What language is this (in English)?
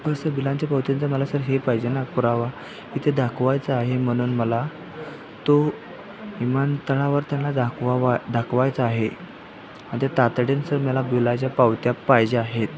Marathi